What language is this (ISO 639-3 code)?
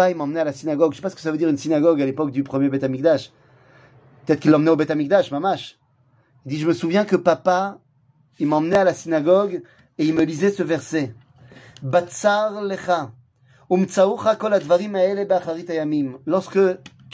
fra